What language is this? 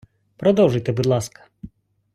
Ukrainian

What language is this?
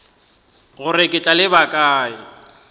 Northern Sotho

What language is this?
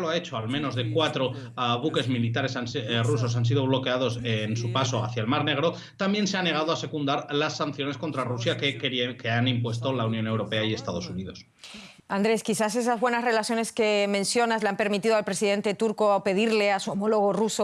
Spanish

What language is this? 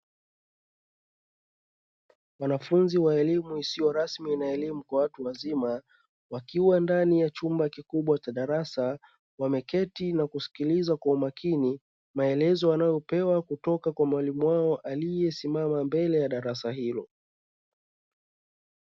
Swahili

